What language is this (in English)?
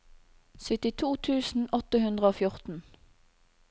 Norwegian